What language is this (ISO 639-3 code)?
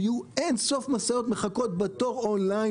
heb